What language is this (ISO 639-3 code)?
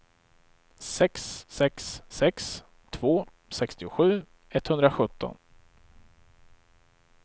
swe